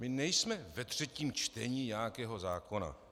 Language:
Czech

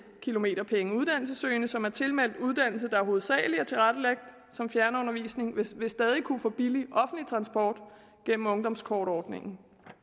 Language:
Danish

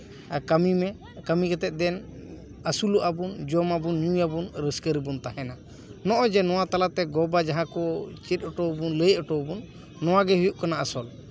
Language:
Santali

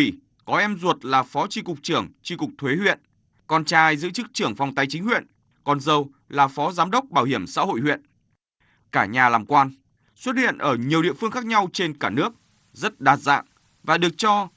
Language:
Vietnamese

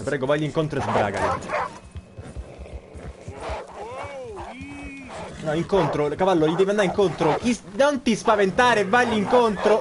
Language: Italian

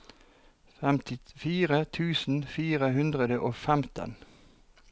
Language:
Norwegian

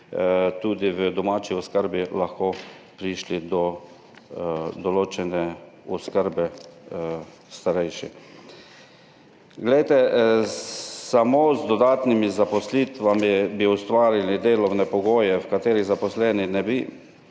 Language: Slovenian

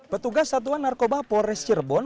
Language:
Indonesian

